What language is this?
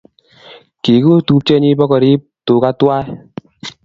Kalenjin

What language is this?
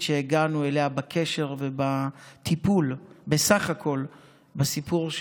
Hebrew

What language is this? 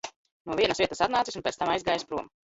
Latvian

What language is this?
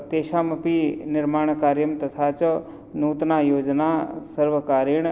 Sanskrit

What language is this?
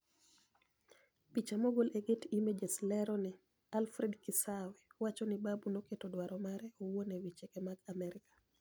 Luo (Kenya and Tanzania)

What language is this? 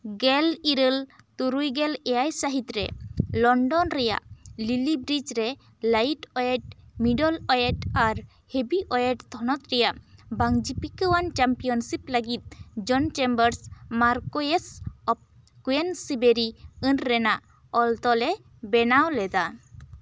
Santali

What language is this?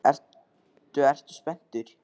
Icelandic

